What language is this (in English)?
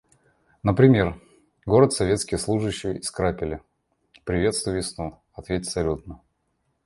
Russian